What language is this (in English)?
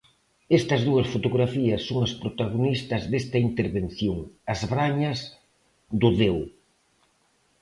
Galician